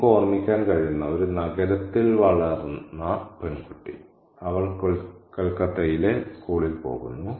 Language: Malayalam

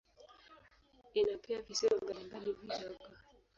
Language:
Swahili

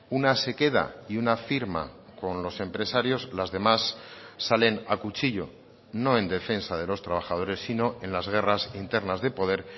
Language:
Spanish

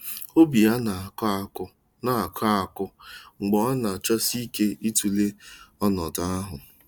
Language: Igbo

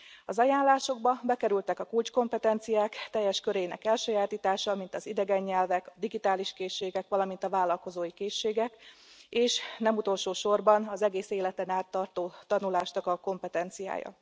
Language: Hungarian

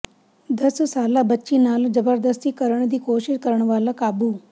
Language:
Punjabi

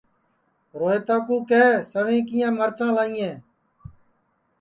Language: Sansi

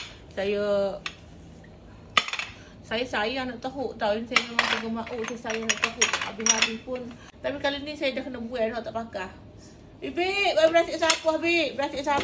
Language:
Malay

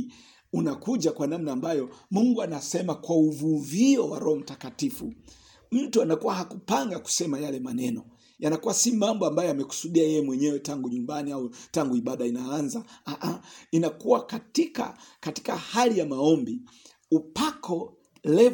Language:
Swahili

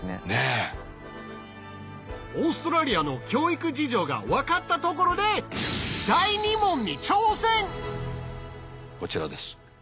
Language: Japanese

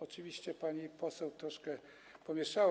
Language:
Polish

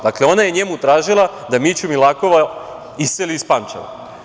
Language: Serbian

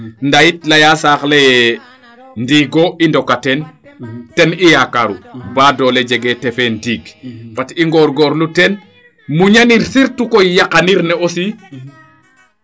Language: Serer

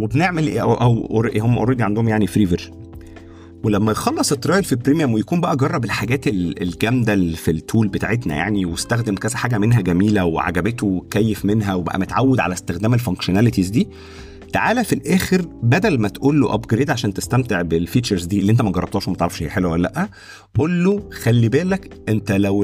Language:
Arabic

